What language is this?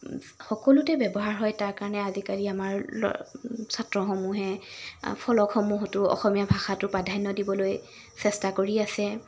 Assamese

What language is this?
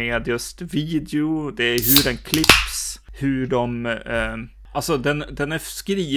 Swedish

